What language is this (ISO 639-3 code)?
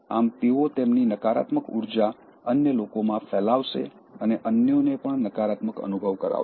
guj